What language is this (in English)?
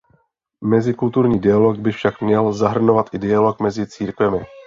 Czech